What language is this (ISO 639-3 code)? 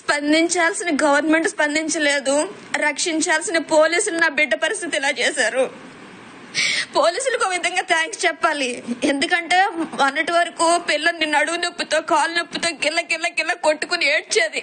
tel